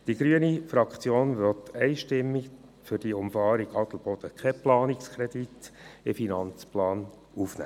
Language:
Swiss German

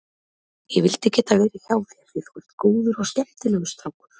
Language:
Icelandic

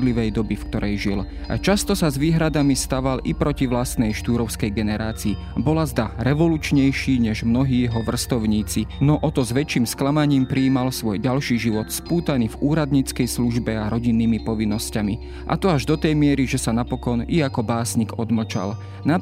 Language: Slovak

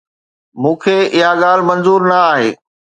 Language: Sindhi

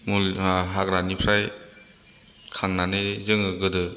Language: Bodo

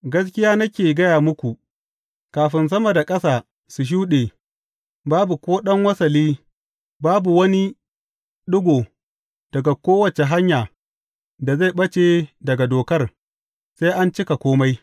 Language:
Hausa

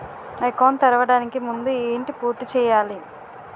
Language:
Telugu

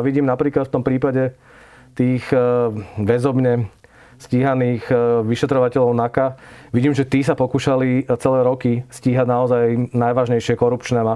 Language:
Slovak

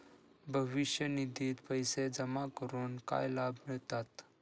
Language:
Marathi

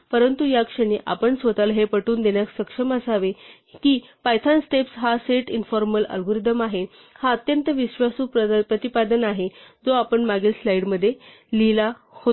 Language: Marathi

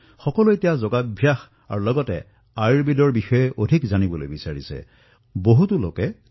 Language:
Assamese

